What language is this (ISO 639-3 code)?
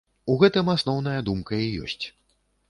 bel